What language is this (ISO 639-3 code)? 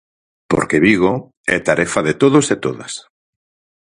glg